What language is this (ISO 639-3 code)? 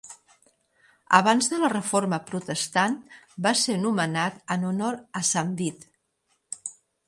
cat